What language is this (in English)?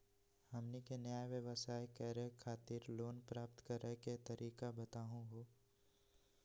Magahi